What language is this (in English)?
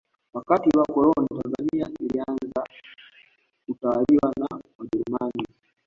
Swahili